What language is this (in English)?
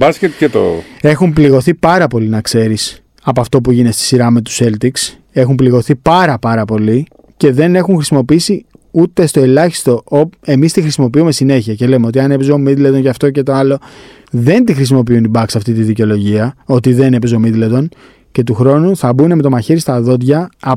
Greek